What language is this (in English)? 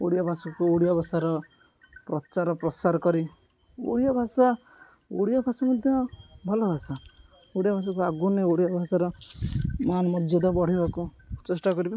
Odia